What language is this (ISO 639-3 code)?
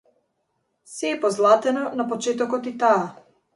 mkd